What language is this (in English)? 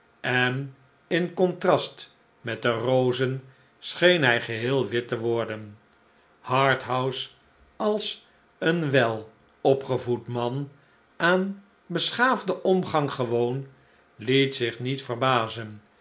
Dutch